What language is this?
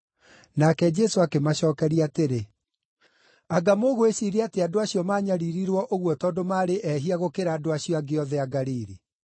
Kikuyu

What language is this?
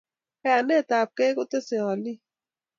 Kalenjin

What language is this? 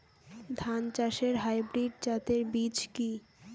Bangla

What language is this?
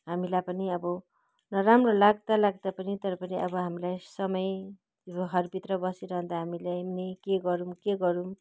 Nepali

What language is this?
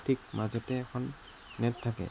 Assamese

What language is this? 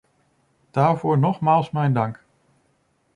Dutch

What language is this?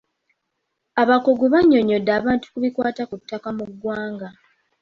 Ganda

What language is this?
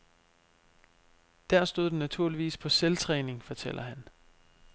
Danish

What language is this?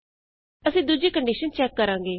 Punjabi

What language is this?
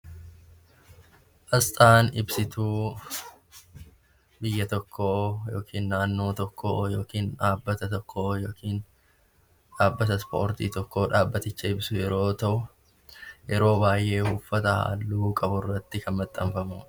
Oromo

